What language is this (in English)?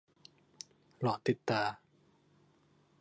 Thai